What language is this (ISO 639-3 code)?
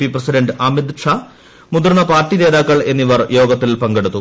mal